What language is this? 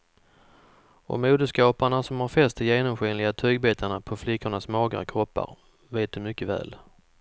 Swedish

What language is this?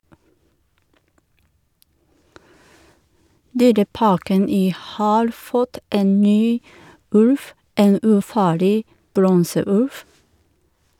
Norwegian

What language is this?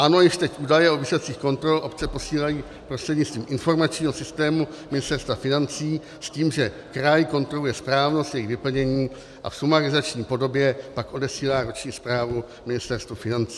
Czech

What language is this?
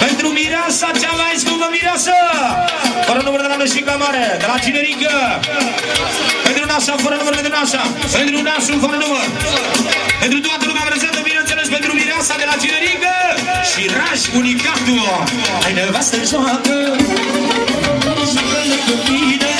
Romanian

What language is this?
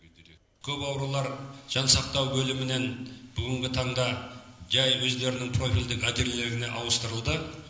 Kazakh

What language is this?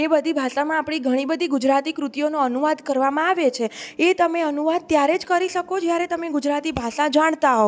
Gujarati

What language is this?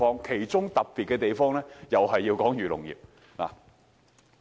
Cantonese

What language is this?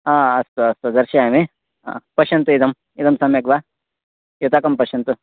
Sanskrit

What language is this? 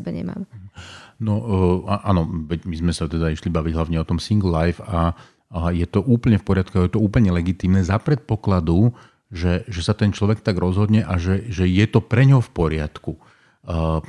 Slovak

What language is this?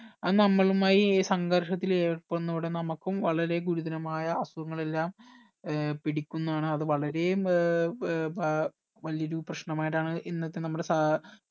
Malayalam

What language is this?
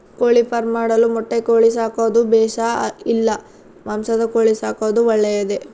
Kannada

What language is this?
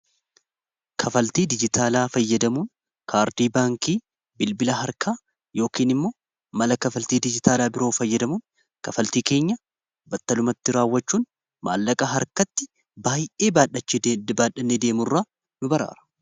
Oromo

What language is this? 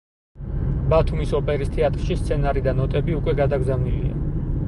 Georgian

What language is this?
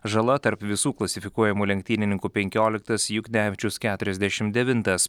Lithuanian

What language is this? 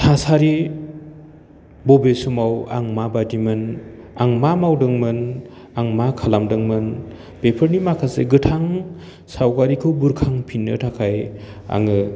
Bodo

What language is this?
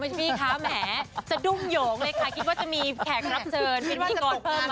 Thai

